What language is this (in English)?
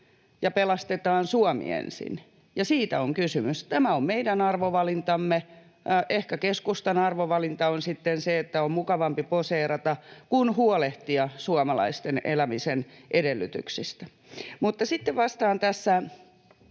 Finnish